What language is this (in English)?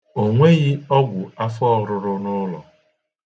Igbo